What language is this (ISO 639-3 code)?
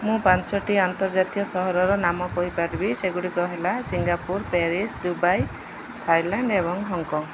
ori